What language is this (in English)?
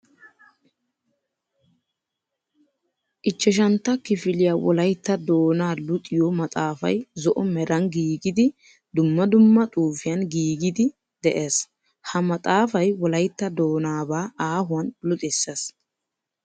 Wolaytta